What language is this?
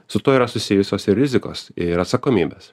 Lithuanian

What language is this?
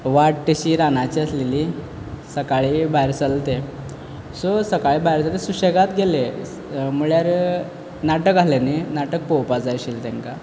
Konkani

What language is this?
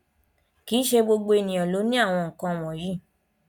Yoruba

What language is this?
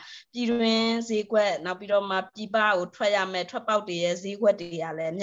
Thai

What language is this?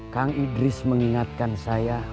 Indonesian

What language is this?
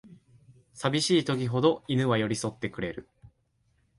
Japanese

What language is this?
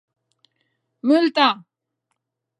Occitan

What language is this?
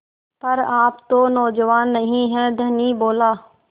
Hindi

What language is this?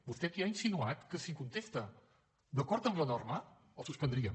Catalan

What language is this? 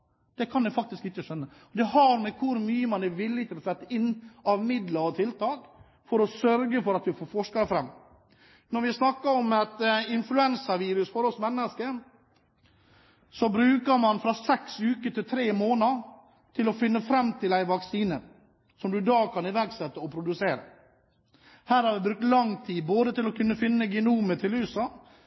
Norwegian Bokmål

